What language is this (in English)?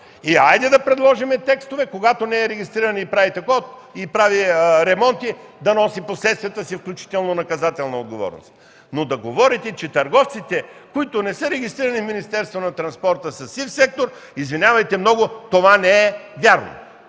Bulgarian